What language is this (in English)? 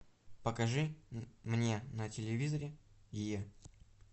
Russian